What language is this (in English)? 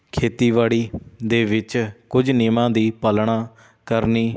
Punjabi